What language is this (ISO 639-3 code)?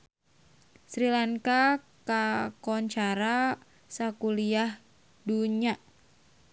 sun